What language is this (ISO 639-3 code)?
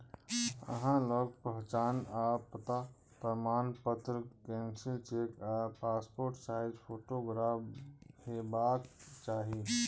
mai